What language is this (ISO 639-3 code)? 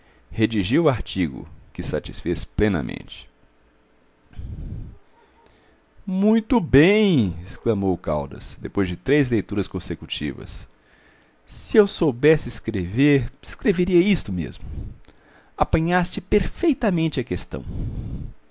por